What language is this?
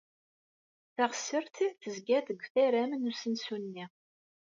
Kabyle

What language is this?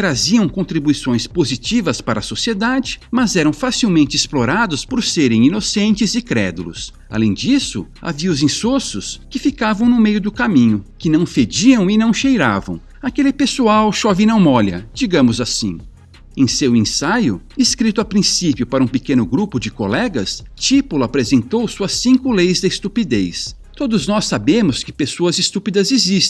Portuguese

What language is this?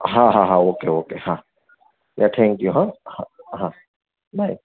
Gujarati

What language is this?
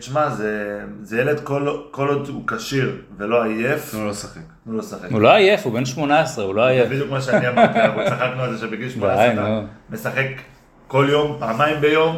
Hebrew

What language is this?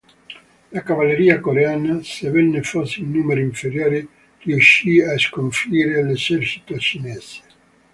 Italian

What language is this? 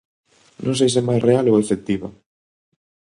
Galician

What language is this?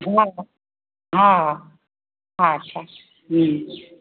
Maithili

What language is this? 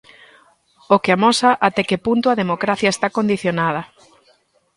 Galician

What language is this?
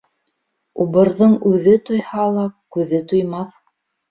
Bashkir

